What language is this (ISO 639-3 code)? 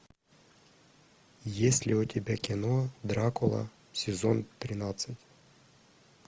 rus